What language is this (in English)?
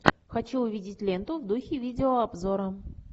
Russian